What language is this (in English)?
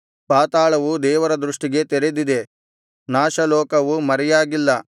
Kannada